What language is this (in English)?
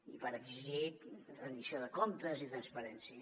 Catalan